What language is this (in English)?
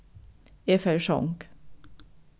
Faroese